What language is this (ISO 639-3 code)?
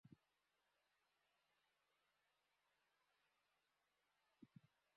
ben